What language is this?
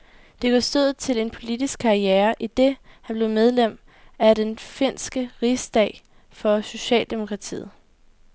Danish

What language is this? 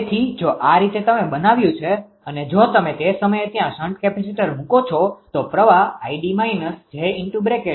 Gujarati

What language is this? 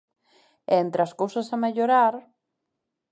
Galician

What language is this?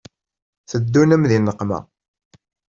Kabyle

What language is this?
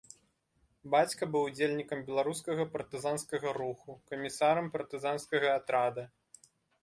Belarusian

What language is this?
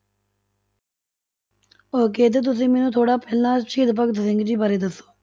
Punjabi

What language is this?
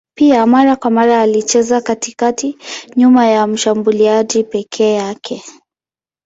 Swahili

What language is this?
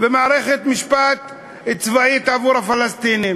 Hebrew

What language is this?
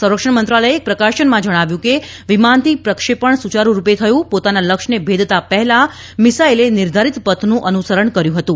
Gujarati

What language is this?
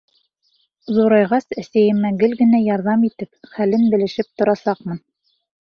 Bashkir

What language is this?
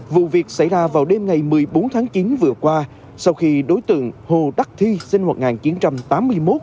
Vietnamese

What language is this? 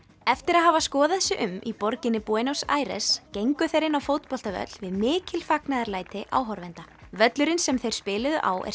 Icelandic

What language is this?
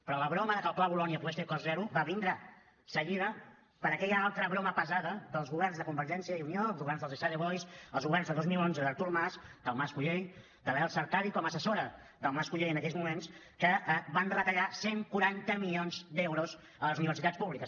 Catalan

